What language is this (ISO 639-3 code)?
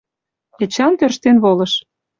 chm